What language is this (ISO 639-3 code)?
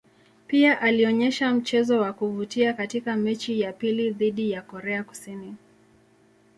swa